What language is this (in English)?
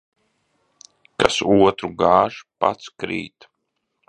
Latvian